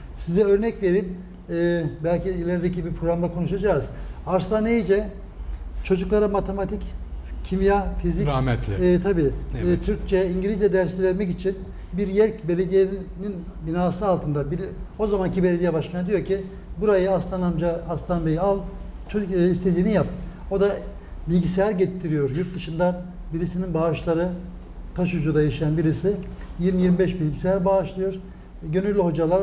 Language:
Turkish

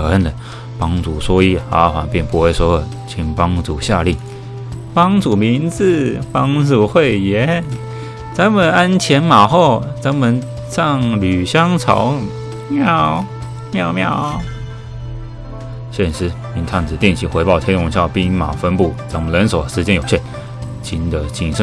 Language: Chinese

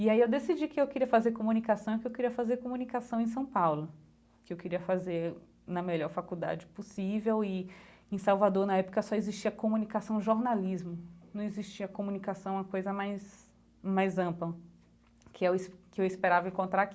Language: Portuguese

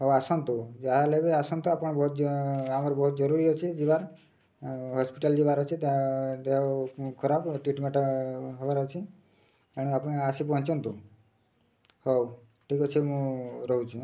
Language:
Odia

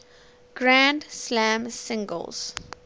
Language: English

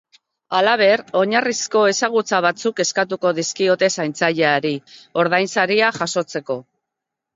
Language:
Basque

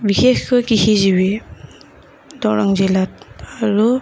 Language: Assamese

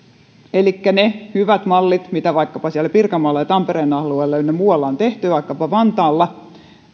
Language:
Finnish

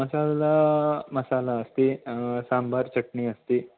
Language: Sanskrit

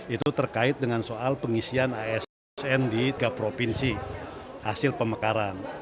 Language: Indonesian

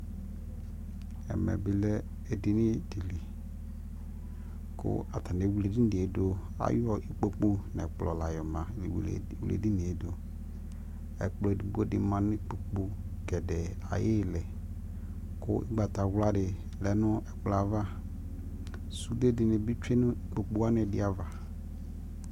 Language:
Ikposo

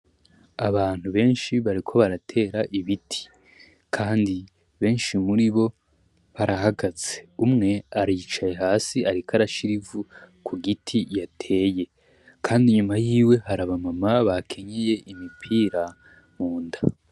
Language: Rundi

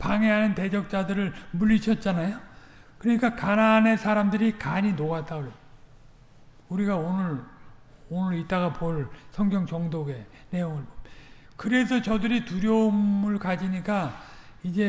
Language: Korean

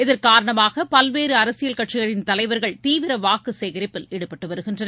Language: Tamil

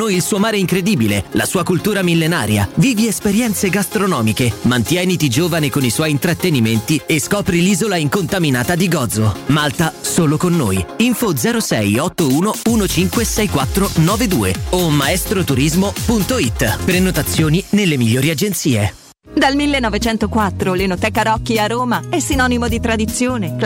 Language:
Italian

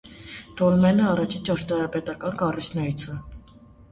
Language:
Armenian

